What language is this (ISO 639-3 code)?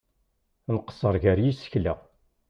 kab